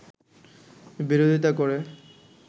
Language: Bangla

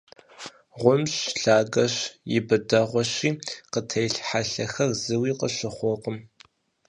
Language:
Kabardian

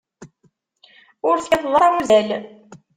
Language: Kabyle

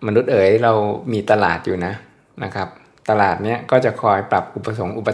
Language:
Thai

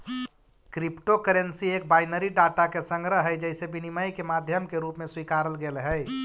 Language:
Magahi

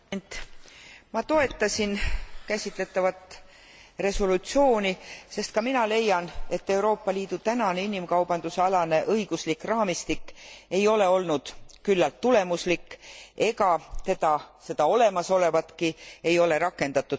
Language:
Estonian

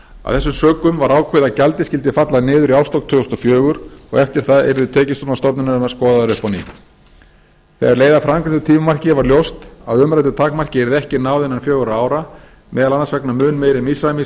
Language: Icelandic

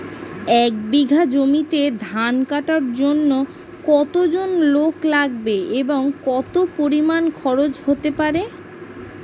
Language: Bangla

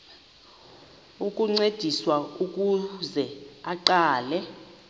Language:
Xhosa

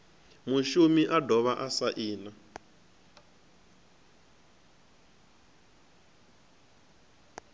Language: Venda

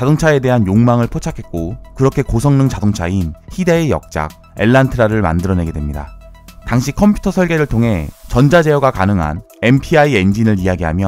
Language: Korean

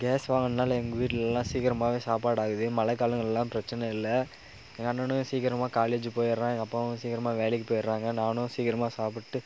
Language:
Tamil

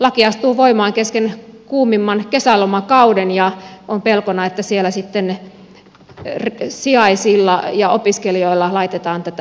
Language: Finnish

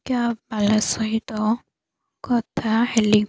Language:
Odia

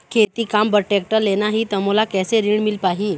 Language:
Chhattisgarhi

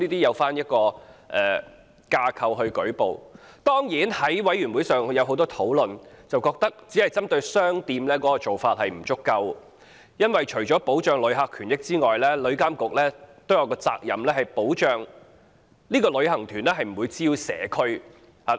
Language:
Cantonese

